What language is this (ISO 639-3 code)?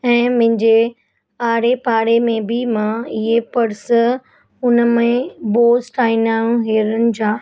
snd